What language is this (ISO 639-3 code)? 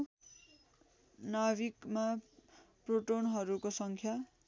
nep